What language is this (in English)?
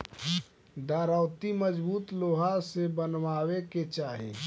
Bhojpuri